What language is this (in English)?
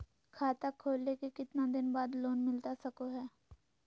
Magahi